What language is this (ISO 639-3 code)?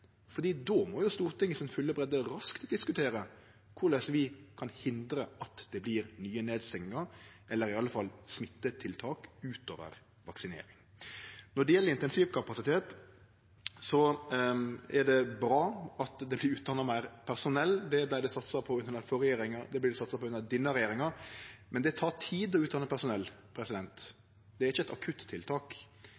nno